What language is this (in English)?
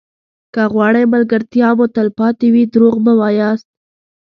Pashto